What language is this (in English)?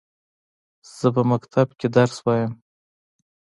Pashto